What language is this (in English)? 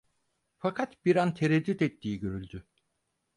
Turkish